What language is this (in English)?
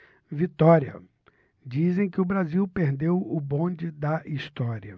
Portuguese